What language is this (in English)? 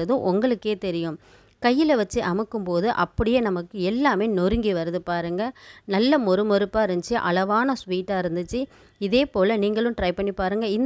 Tamil